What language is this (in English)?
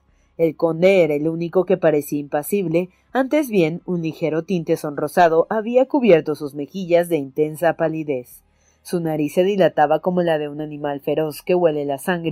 Spanish